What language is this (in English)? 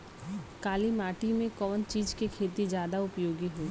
Bhojpuri